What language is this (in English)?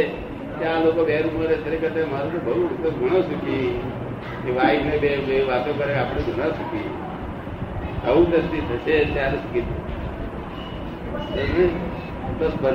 Gujarati